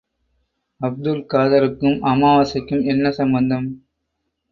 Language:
Tamil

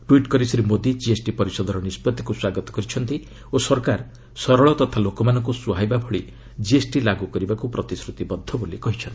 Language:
Odia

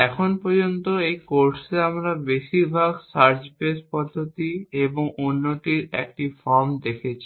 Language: Bangla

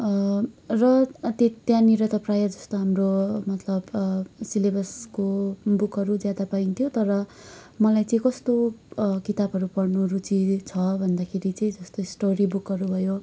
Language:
Nepali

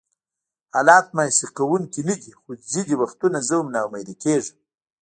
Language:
Pashto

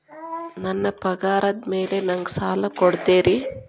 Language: Kannada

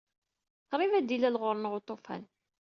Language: Kabyle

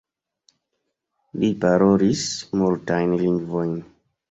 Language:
Esperanto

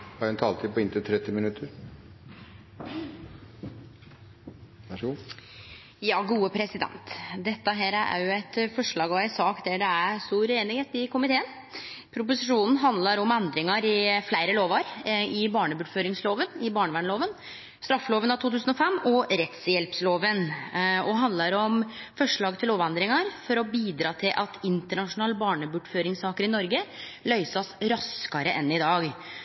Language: Norwegian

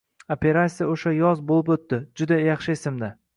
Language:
Uzbek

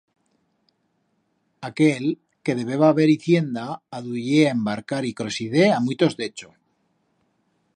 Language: Aragonese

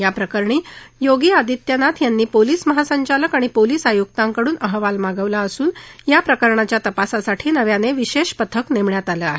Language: Marathi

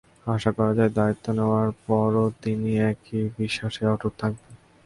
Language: Bangla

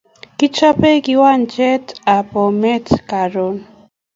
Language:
Kalenjin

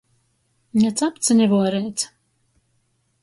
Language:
Latgalian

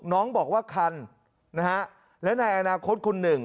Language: Thai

